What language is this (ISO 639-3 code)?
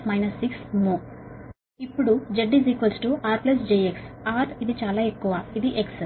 tel